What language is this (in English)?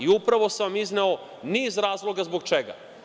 Serbian